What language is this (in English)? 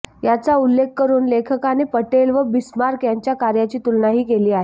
Marathi